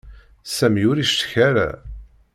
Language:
Kabyle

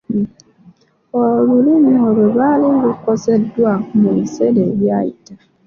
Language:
Ganda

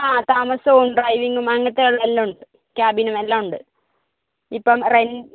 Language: Malayalam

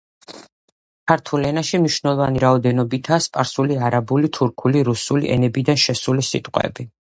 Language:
Georgian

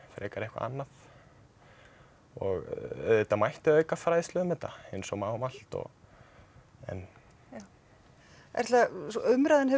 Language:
Icelandic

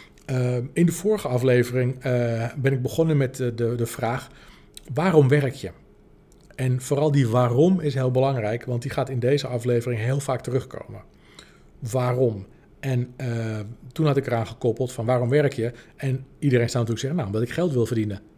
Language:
Dutch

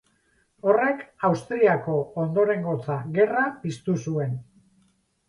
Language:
Basque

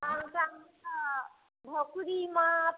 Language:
Maithili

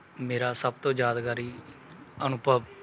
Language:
Punjabi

